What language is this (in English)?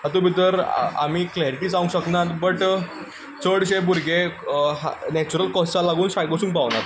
Konkani